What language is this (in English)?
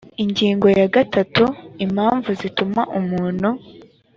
Kinyarwanda